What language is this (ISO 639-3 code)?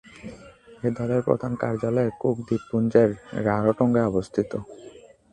ben